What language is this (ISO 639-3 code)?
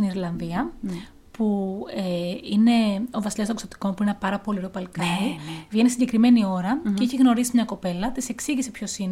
ell